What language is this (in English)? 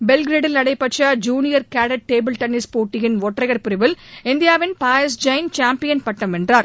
Tamil